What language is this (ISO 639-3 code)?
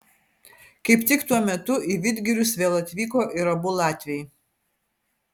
lit